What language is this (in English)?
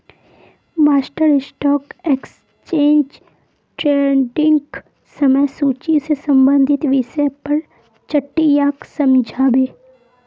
Magahi